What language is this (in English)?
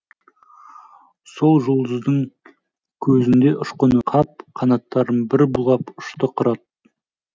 Kazakh